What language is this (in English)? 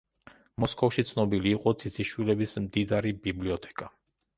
Georgian